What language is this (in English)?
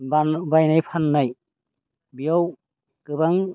Bodo